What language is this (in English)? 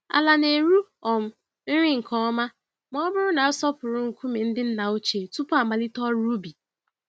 Igbo